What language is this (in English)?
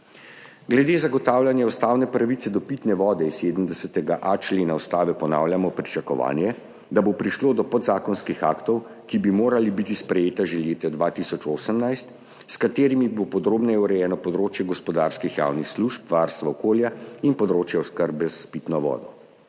Slovenian